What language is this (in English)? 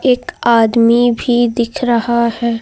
Hindi